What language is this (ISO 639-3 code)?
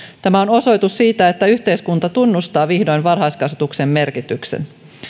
fin